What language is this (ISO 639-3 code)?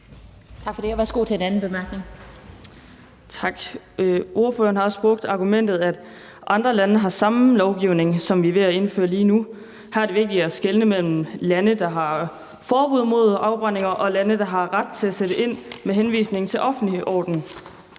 dan